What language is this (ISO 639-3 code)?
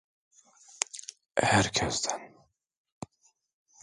tur